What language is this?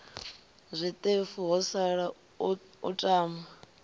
Venda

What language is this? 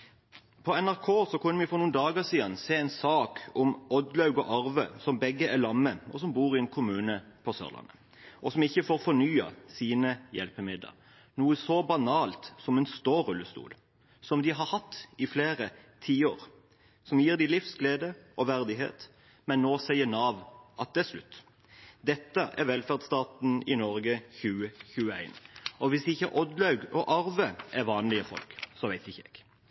Norwegian Bokmål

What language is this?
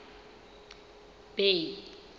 Southern Sotho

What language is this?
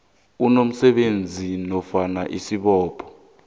South Ndebele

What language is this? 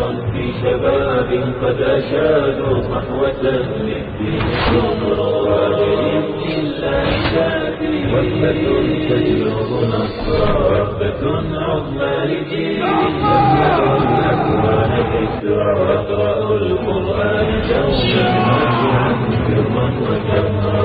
Urdu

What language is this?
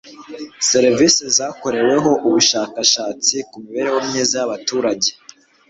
Kinyarwanda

